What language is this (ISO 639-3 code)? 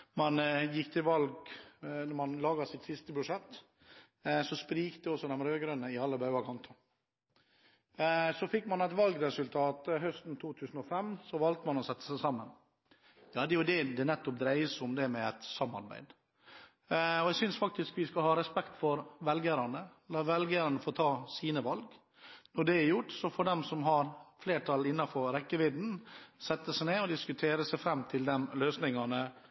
nob